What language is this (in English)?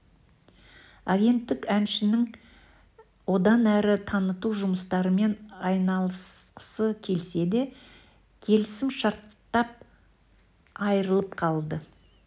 Kazakh